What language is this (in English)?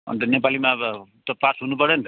Nepali